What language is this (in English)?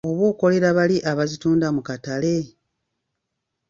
Ganda